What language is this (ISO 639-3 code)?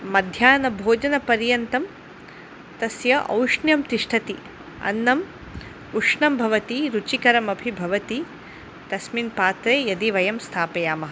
san